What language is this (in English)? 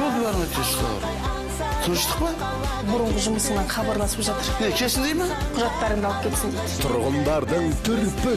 Turkish